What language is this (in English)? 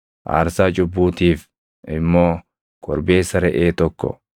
Oromo